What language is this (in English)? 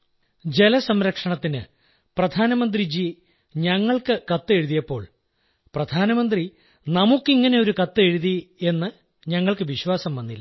Malayalam